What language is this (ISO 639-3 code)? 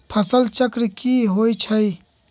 mag